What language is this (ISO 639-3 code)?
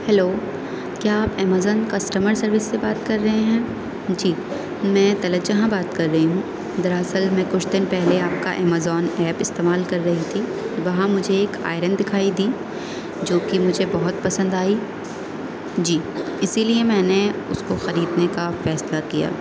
urd